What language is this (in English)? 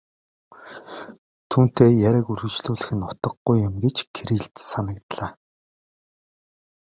Mongolian